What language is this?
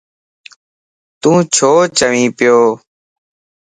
Lasi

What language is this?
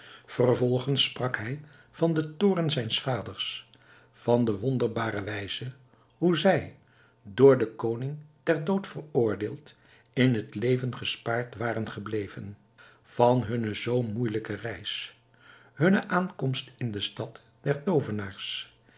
Dutch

